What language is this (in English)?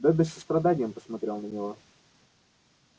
Russian